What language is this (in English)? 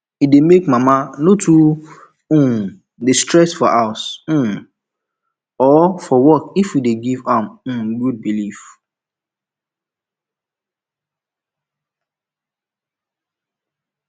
Nigerian Pidgin